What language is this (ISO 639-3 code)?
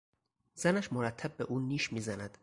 fas